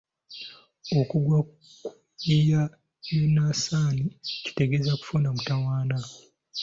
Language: Ganda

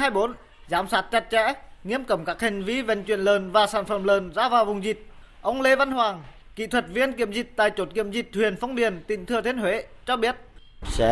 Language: Vietnamese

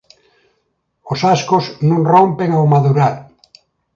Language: Galician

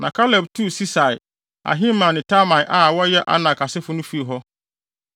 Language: Akan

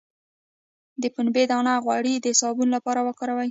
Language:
Pashto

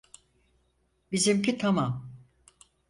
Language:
Turkish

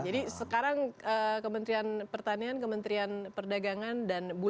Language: Indonesian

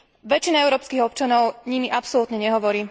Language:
Slovak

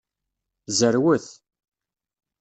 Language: Kabyle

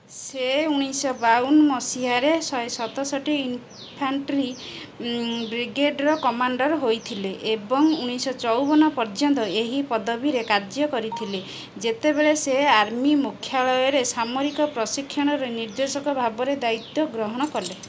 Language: Odia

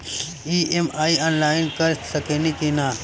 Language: Bhojpuri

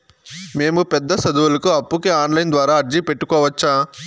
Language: Telugu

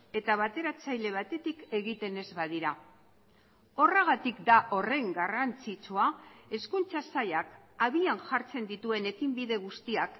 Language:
Basque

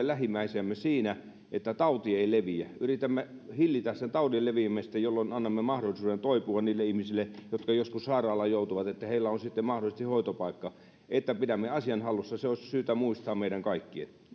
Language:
Finnish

